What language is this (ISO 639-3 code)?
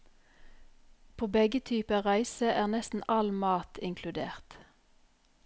nor